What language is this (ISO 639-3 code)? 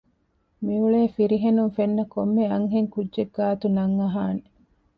div